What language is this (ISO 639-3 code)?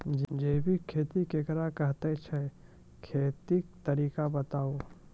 mai